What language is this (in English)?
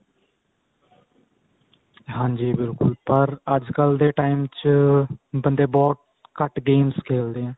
Punjabi